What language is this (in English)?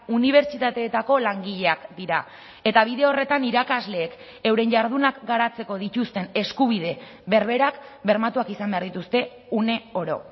Basque